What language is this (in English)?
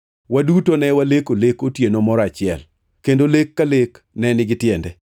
Luo (Kenya and Tanzania)